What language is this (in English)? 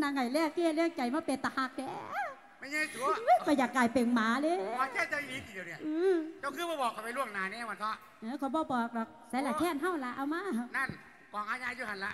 Thai